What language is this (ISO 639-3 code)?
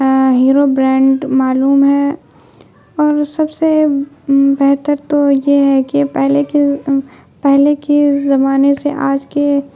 urd